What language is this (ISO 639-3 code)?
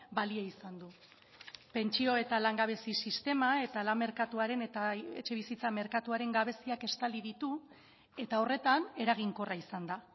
eus